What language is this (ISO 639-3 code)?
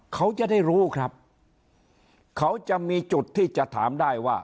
tha